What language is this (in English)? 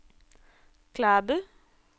Norwegian